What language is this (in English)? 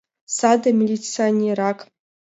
Mari